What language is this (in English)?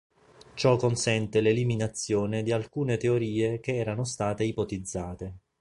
Italian